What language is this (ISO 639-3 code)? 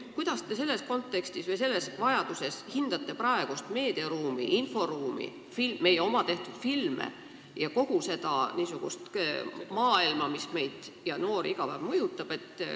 est